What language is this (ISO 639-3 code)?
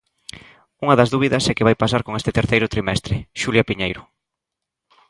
glg